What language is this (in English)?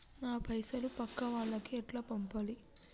Telugu